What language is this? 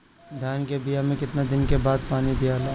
Bhojpuri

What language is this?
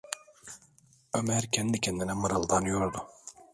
Turkish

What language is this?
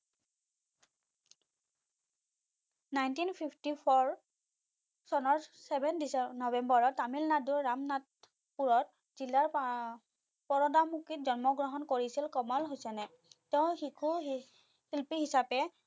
Assamese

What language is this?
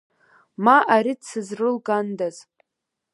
Abkhazian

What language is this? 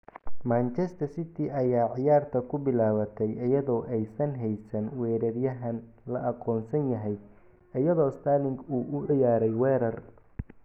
Somali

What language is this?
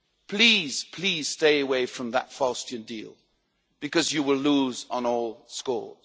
English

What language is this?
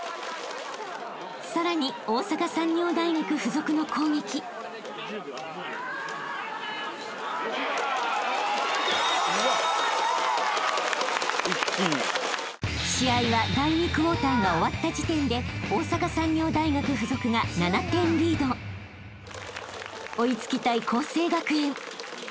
Japanese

